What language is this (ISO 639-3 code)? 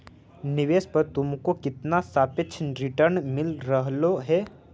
mag